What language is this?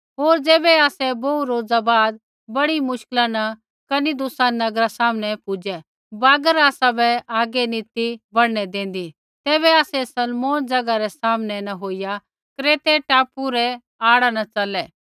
Kullu Pahari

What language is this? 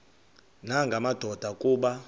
Xhosa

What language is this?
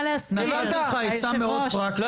Hebrew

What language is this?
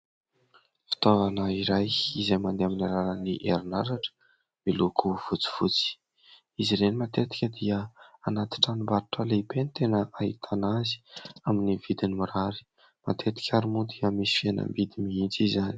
Malagasy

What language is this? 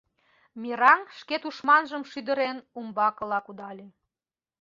Mari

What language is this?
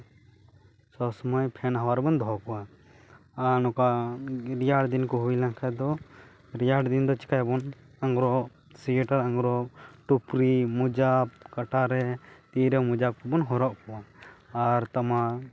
Santali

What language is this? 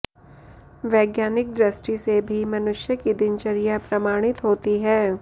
Sanskrit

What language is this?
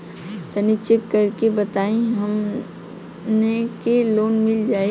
Bhojpuri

